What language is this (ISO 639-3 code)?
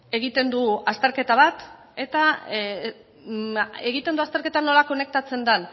eus